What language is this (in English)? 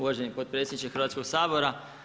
Croatian